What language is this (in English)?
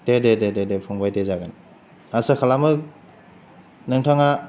Bodo